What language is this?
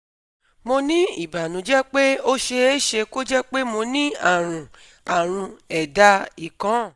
Yoruba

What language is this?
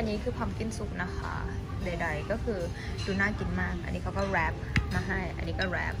Thai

